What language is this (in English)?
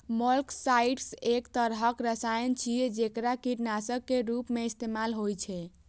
Maithili